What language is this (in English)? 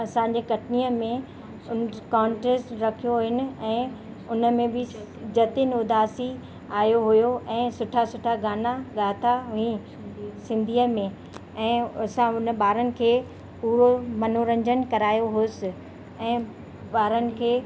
Sindhi